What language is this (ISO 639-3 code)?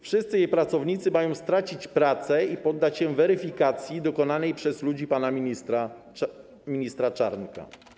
pol